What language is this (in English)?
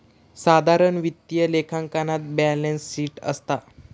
Marathi